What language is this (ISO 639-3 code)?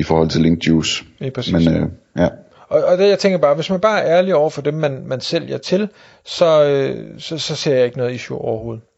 dan